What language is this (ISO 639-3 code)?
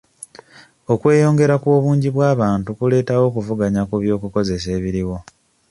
lug